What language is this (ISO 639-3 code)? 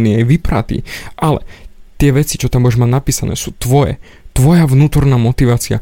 slk